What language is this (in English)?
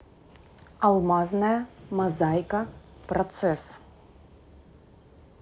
Russian